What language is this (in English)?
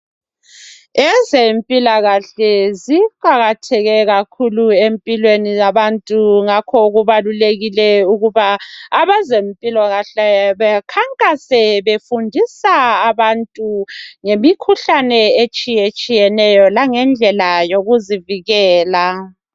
North Ndebele